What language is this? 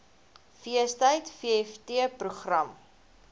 Afrikaans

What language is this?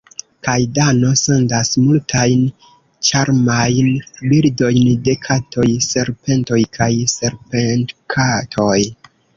Esperanto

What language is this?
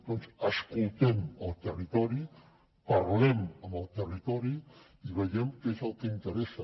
Catalan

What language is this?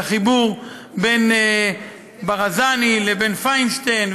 Hebrew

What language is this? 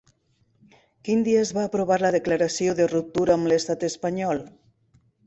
Catalan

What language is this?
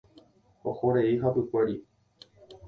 Guarani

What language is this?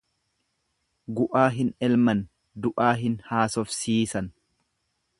Oromo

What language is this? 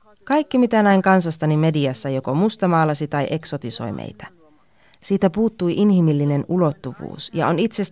Finnish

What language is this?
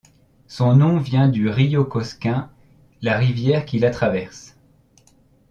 French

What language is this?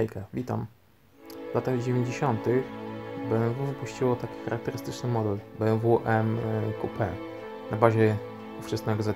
Polish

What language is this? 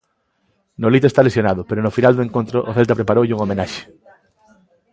Galician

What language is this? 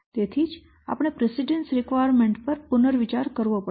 Gujarati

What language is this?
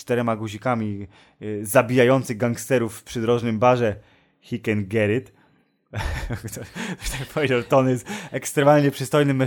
Polish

